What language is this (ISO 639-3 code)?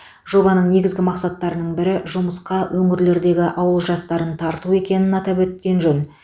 kaz